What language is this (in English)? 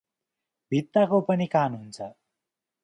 Nepali